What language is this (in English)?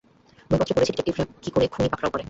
Bangla